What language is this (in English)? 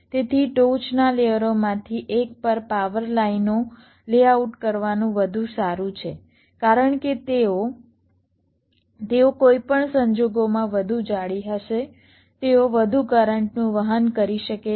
Gujarati